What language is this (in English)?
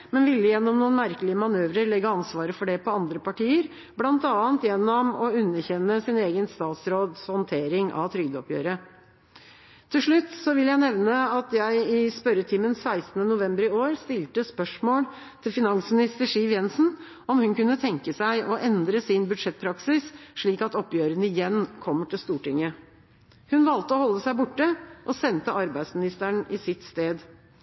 Norwegian Bokmål